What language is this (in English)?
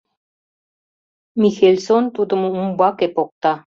Mari